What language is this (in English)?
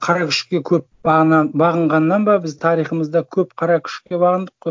Kazakh